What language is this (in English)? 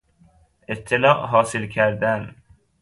Persian